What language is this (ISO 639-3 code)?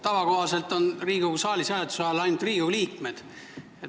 est